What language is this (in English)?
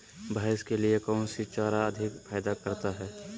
Magahi